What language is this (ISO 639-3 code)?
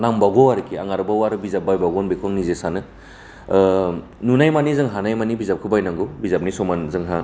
brx